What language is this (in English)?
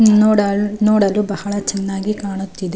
Kannada